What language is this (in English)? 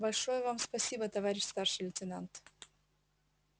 Russian